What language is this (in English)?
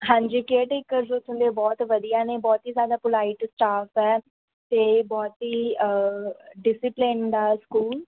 Punjabi